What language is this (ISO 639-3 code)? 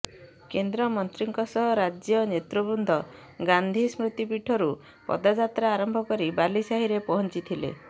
ori